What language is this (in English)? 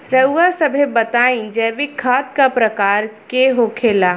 Bhojpuri